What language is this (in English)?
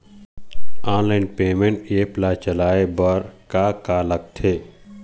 Chhattisgarhi